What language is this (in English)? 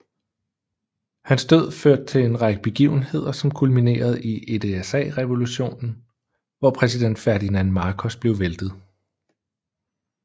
Danish